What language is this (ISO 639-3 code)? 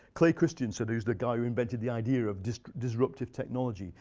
eng